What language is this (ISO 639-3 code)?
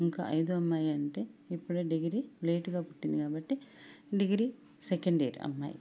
tel